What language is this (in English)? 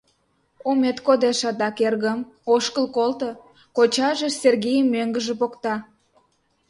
Mari